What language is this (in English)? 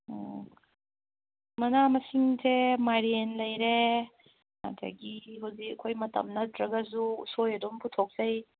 Manipuri